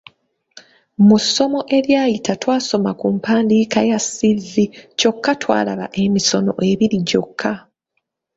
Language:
Ganda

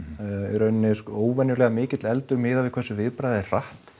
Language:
Icelandic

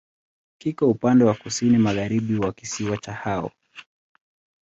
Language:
Swahili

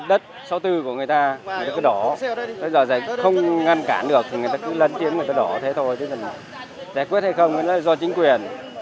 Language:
Vietnamese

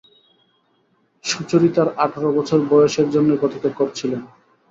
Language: Bangla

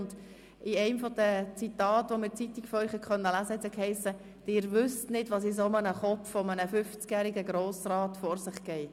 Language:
Swiss German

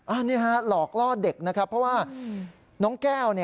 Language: Thai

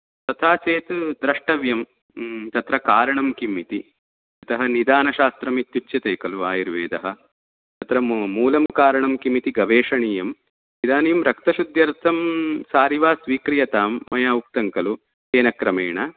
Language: Sanskrit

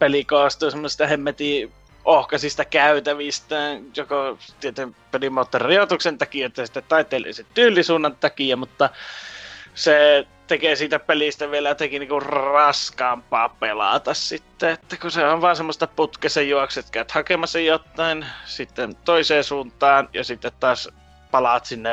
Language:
Finnish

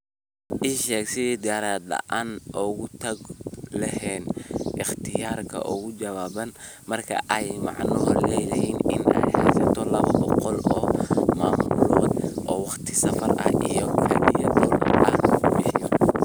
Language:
Somali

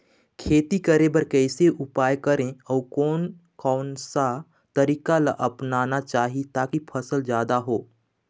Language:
Chhattisgarhi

